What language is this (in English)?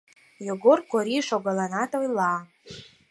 Mari